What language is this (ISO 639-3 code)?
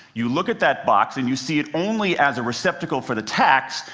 eng